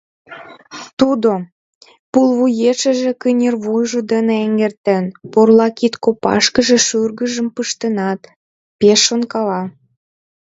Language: Mari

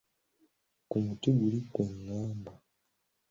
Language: Ganda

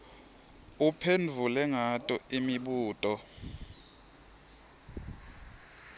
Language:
Swati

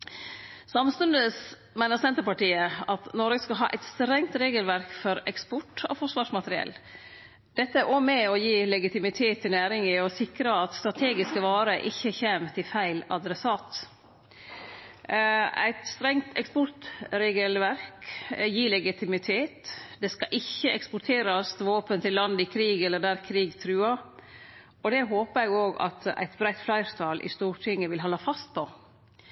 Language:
Norwegian Nynorsk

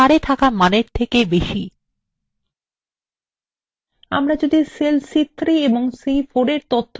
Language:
Bangla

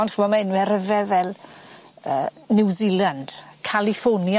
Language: Welsh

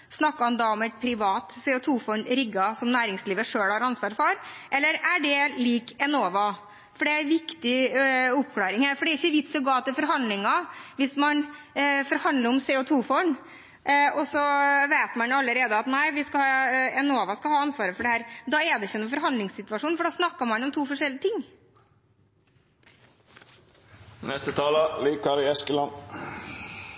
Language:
Norwegian Bokmål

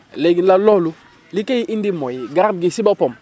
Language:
Wolof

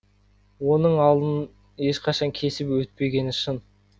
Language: Kazakh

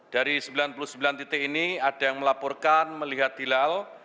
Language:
Indonesian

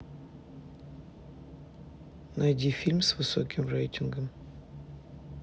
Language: Russian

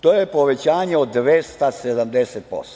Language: Serbian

